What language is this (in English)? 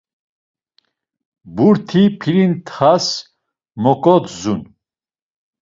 Laz